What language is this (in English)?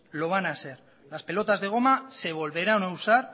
Spanish